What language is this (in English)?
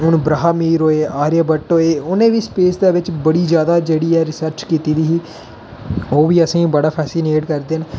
Dogri